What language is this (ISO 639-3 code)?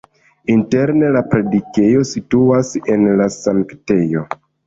epo